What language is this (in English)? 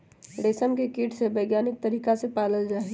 Magahi